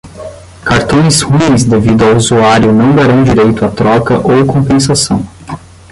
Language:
Portuguese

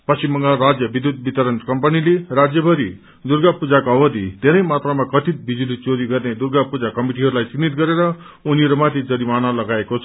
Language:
Nepali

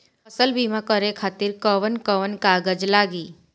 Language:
Bhojpuri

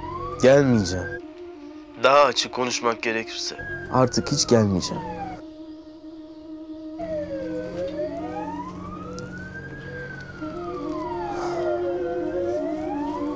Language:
Turkish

